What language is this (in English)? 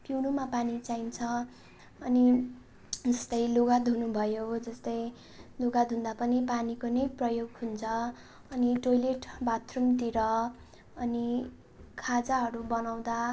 Nepali